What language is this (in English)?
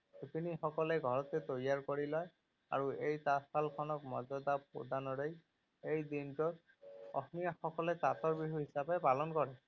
Assamese